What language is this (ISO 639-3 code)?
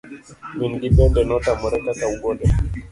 luo